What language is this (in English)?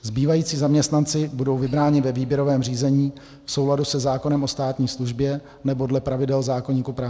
Czech